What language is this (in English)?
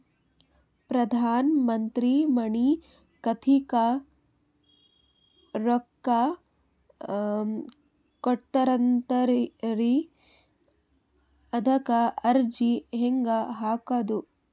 Kannada